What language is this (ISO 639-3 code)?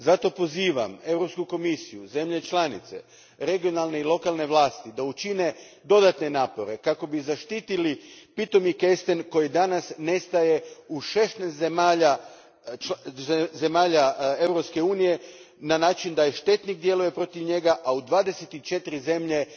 hrv